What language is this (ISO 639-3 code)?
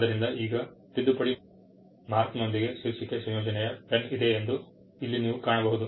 kan